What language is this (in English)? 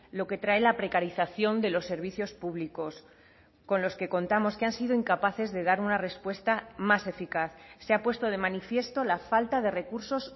Spanish